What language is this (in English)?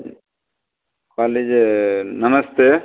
Maithili